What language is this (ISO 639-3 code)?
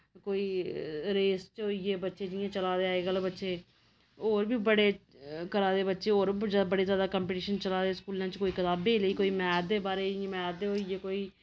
doi